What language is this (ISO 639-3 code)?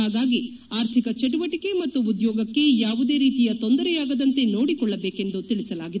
kan